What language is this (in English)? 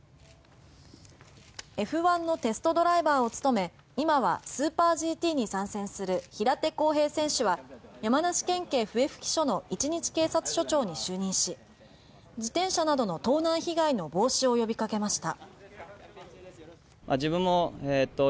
Japanese